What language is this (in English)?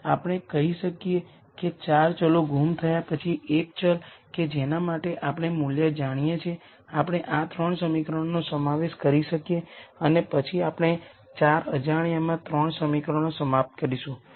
Gujarati